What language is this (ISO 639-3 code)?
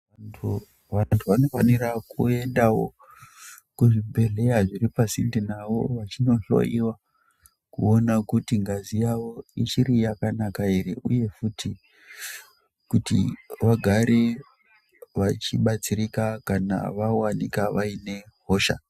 ndc